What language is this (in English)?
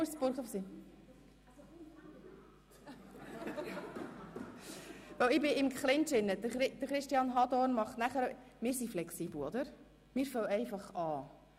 Swiss German